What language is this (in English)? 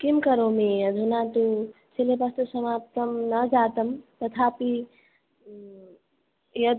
Sanskrit